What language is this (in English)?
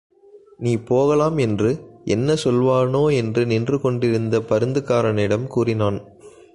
Tamil